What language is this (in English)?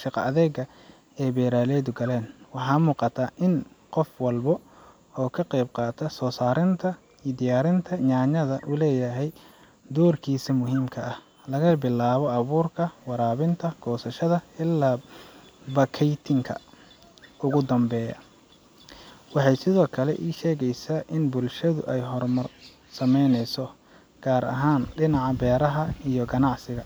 Somali